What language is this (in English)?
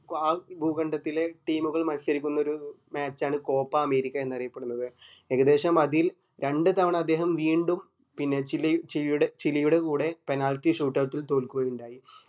Malayalam